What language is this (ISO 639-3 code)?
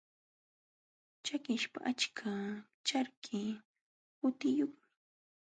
qxw